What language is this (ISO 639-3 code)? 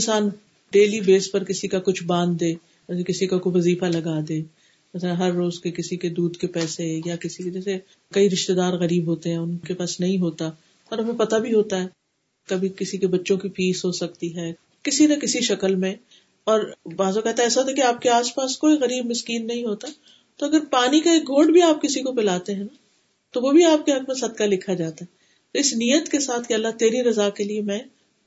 urd